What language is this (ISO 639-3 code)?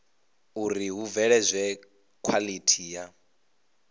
ven